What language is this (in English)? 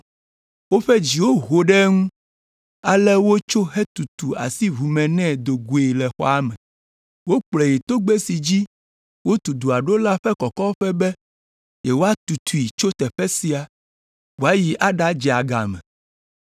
Ewe